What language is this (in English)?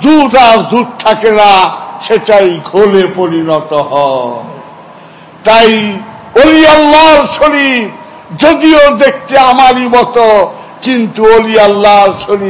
Turkish